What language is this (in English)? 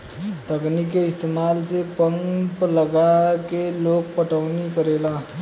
Bhojpuri